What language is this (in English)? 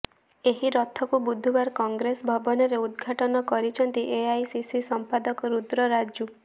Odia